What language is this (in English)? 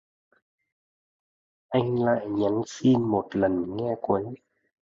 Vietnamese